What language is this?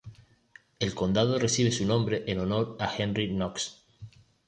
Spanish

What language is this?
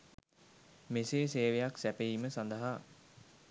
Sinhala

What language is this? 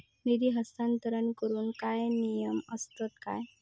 Marathi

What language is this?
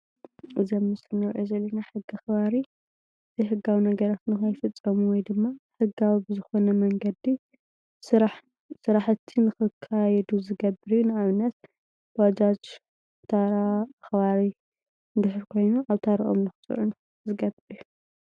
Tigrinya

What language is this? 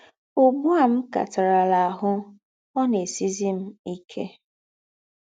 Igbo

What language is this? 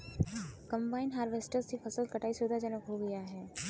Hindi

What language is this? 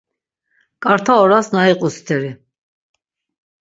Laz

